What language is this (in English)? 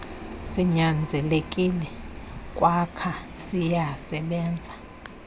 Xhosa